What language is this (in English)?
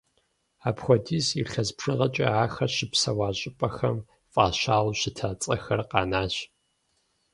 Kabardian